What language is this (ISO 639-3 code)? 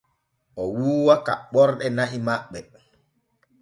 fue